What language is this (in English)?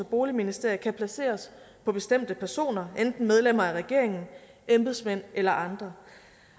Danish